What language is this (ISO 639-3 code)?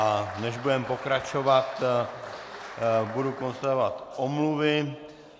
ces